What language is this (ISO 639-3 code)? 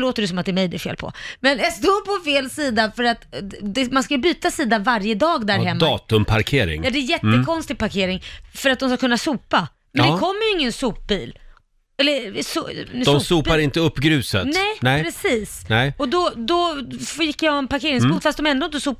swe